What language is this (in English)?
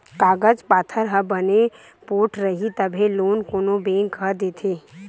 Chhattisgarhi